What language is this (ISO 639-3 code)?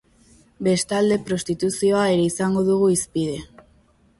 eus